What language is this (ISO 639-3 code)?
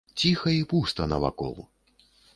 bel